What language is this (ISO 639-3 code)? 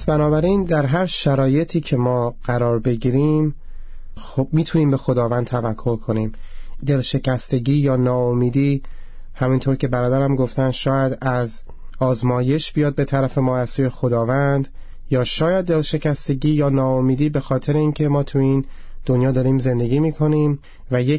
fas